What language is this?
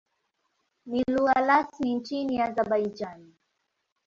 Swahili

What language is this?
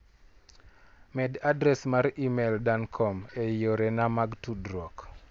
Luo (Kenya and Tanzania)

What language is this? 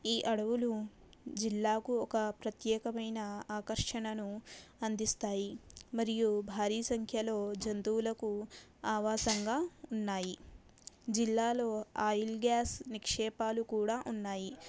Telugu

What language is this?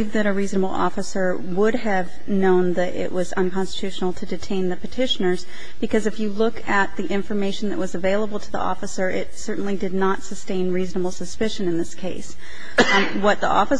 English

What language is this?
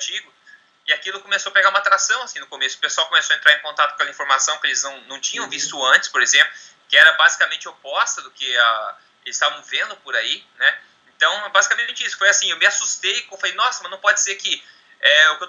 Portuguese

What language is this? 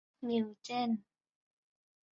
Thai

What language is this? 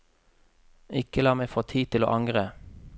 Norwegian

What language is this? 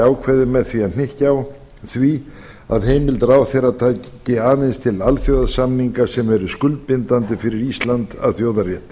Icelandic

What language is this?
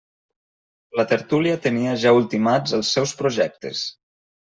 Catalan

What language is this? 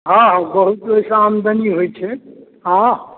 Maithili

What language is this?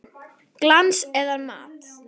Icelandic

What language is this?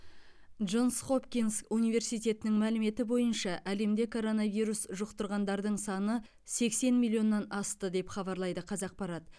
Kazakh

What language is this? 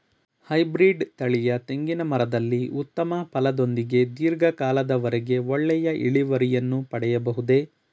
Kannada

